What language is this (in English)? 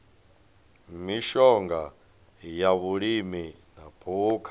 Venda